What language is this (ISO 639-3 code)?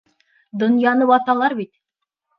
bak